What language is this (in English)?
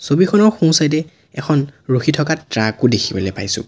Assamese